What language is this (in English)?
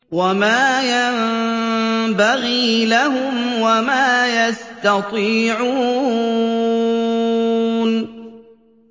Arabic